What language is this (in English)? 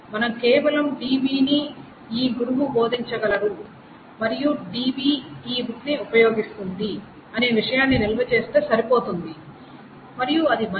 Telugu